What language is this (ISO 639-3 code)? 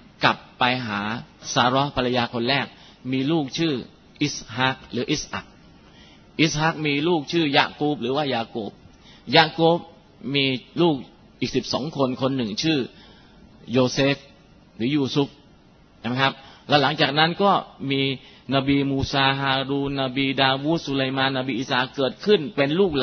tha